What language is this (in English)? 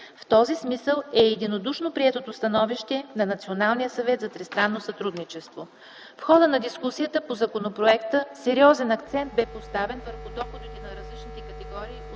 Bulgarian